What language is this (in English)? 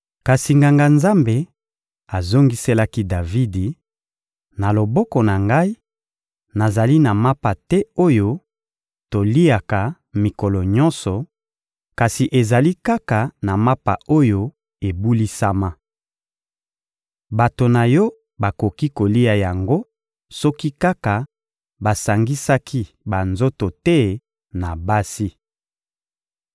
Lingala